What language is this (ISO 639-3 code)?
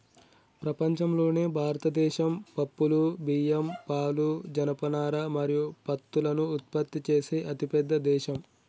tel